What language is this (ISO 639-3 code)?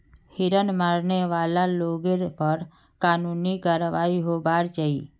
mag